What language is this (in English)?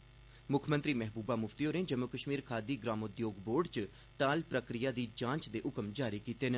Dogri